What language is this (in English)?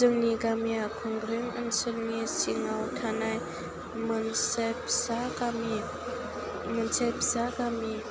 Bodo